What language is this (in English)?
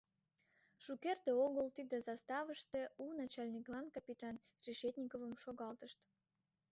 Mari